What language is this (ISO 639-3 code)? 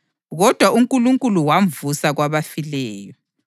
nde